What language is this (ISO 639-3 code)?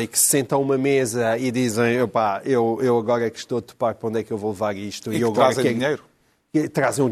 por